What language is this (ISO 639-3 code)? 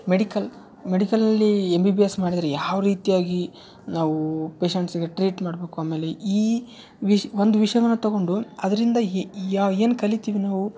kan